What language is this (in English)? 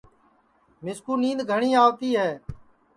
Sansi